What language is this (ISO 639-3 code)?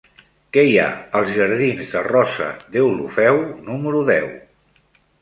cat